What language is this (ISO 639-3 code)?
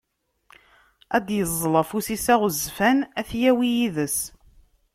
kab